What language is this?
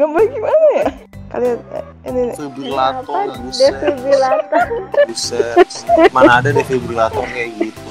Indonesian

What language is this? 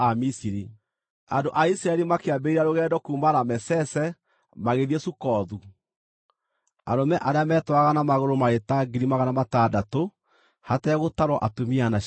Kikuyu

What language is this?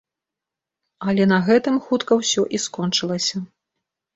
Belarusian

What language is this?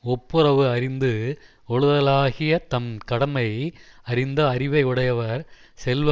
Tamil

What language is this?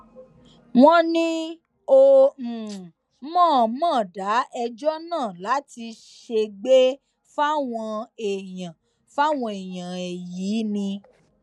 Yoruba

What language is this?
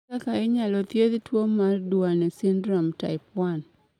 Luo (Kenya and Tanzania)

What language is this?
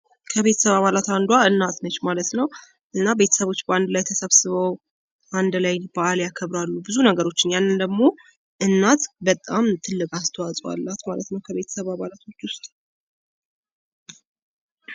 Amharic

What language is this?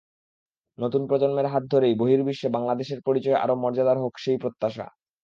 Bangla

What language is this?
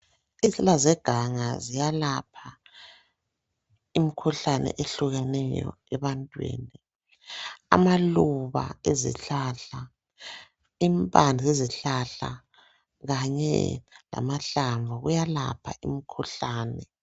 North Ndebele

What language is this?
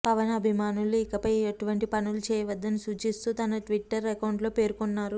Telugu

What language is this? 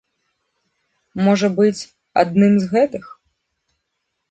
Belarusian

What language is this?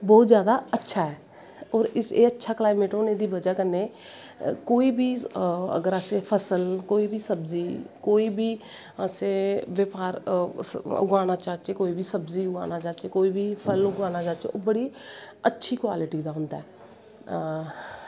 Dogri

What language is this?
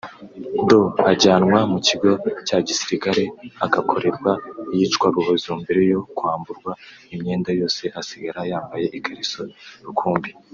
Kinyarwanda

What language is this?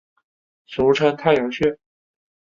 Chinese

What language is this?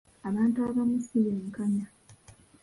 Ganda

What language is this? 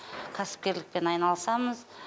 Kazakh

